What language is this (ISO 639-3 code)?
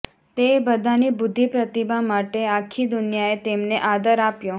guj